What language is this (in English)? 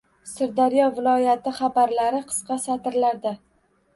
Uzbek